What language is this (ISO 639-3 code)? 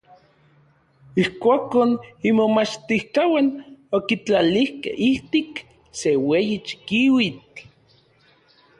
nlv